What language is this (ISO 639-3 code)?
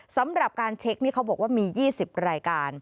tha